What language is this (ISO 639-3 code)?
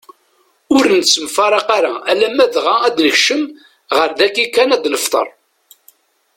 kab